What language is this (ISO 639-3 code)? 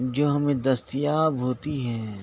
urd